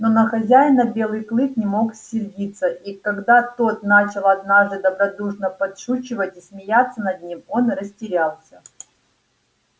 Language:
Russian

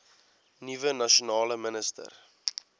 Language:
Afrikaans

